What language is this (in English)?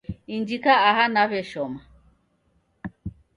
Taita